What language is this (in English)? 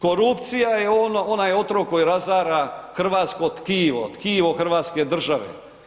Croatian